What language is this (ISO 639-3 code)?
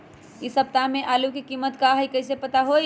mag